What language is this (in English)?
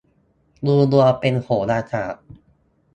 Thai